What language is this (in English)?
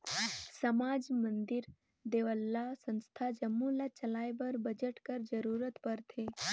Chhattisgarhi